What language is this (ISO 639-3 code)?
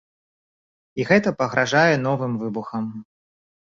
bel